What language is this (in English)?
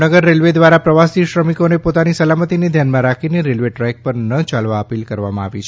Gujarati